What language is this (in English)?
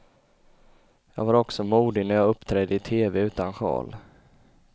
Swedish